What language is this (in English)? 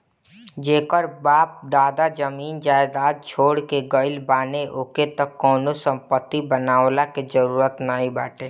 Bhojpuri